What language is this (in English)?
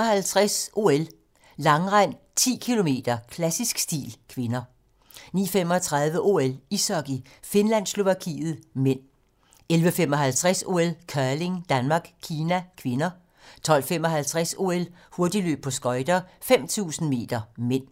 Danish